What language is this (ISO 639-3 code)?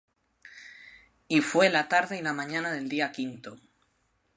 spa